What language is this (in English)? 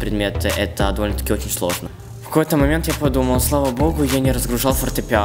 Russian